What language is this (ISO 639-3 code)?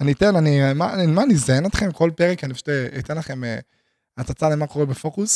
heb